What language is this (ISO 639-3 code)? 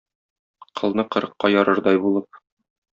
tat